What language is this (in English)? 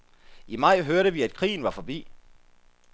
Danish